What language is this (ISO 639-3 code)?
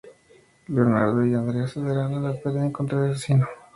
spa